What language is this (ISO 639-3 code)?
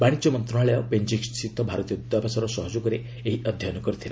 ori